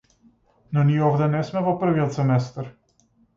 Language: Macedonian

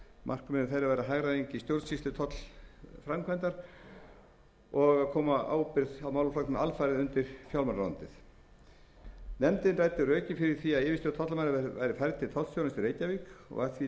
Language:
Icelandic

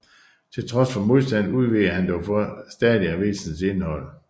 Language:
Danish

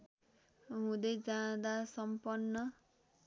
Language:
Nepali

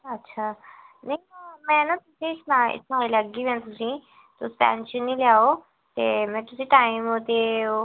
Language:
Dogri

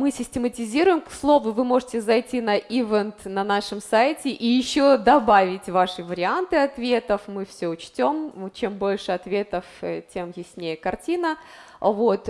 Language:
Russian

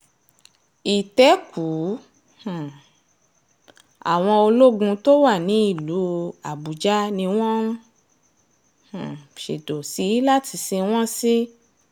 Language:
Yoruba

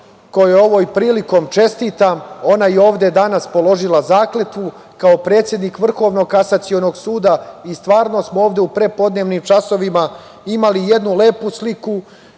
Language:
Serbian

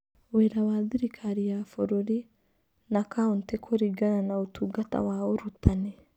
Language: Kikuyu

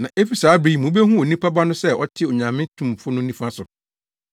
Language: Akan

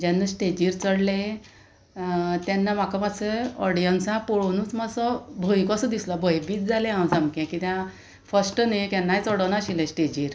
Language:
Konkani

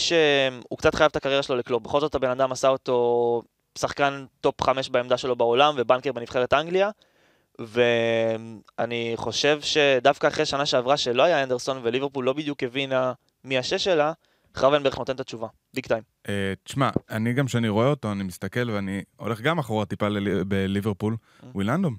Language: Hebrew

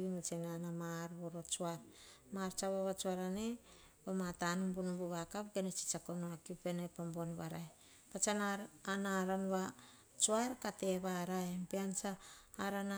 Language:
Hahon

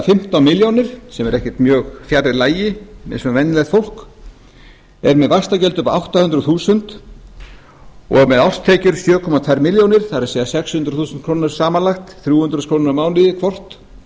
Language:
Icelandic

